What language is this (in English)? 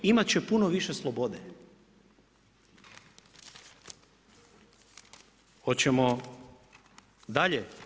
Croatian